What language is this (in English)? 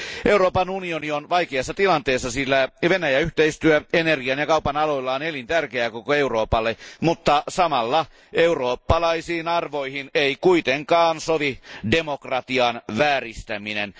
Finnish